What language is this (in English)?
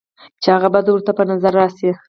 Pashto